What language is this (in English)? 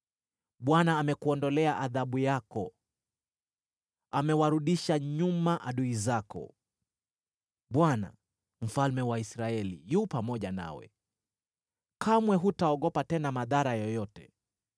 Swahili